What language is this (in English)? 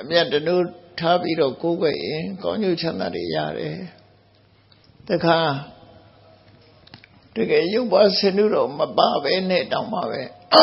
Thai